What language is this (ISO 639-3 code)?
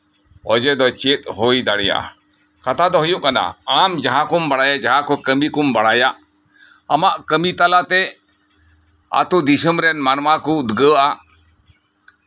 sat